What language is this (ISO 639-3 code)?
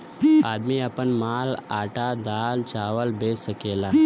bho